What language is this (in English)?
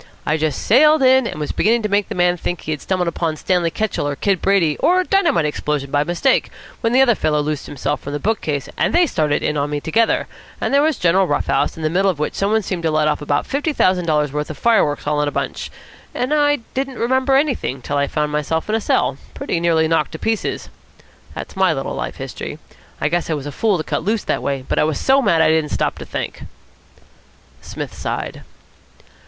English